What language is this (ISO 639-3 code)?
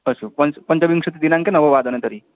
san